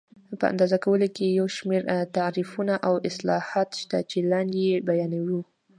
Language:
Pashto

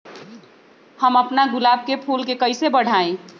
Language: Magahi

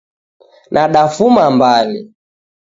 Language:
Taita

